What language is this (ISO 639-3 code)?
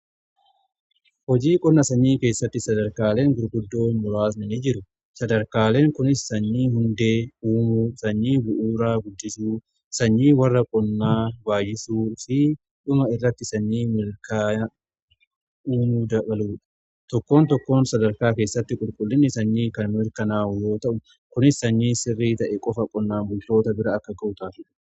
orm